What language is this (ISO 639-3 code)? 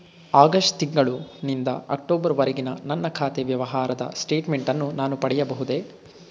kan